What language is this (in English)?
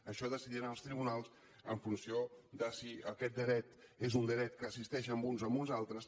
Catalan